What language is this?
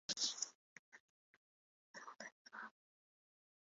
Japanese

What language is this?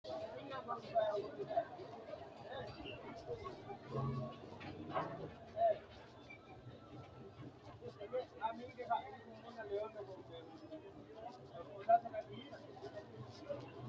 Sidamo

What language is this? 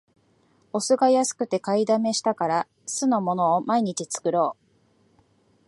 Japanese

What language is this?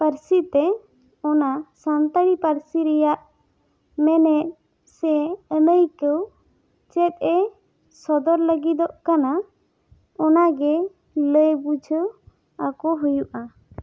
Santali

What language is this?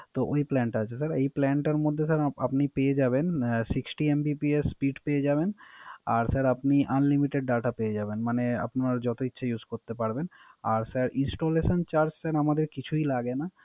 Bangla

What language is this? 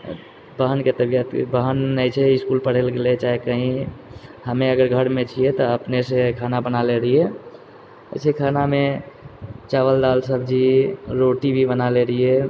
Maithili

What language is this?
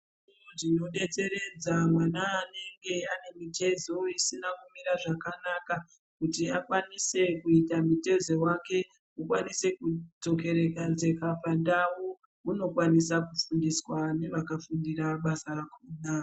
Ndau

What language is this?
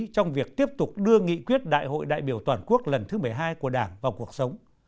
Vietnamese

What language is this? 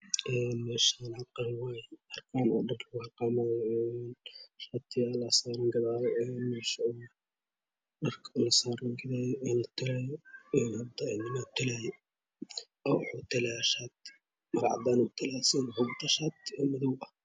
Somali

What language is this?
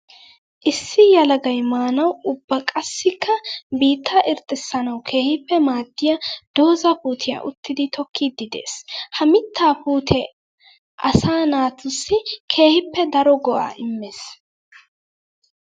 Wolaytta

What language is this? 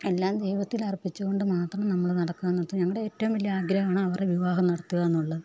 Malayalam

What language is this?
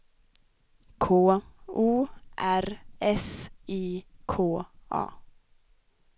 Swedish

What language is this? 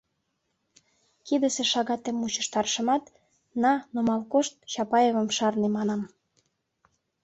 Mari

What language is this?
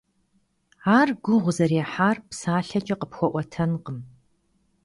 Kabardian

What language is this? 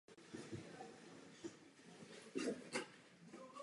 Czech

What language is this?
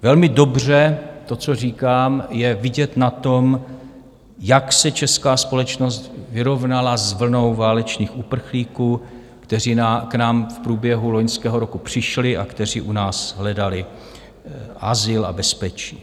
Czech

